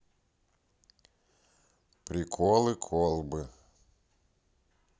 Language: Russian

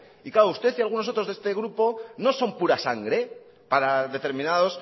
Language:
Spanish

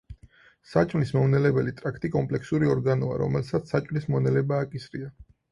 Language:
Georgian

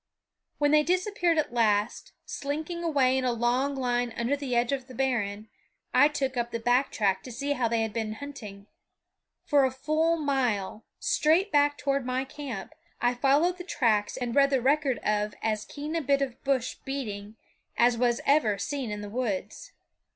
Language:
English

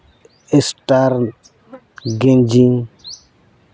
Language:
Santali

